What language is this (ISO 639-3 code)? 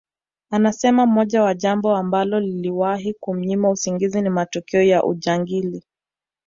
swa